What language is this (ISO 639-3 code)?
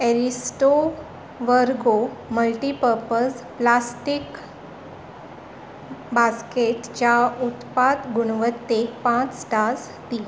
kok